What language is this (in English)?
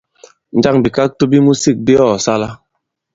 Bankon